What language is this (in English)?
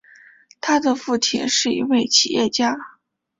Chinese